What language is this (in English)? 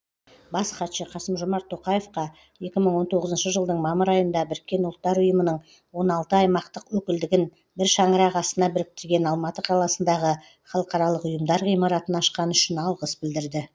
Kazakh